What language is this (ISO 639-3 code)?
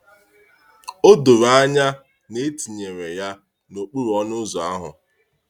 ibo